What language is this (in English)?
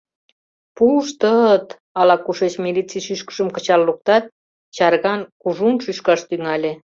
Mari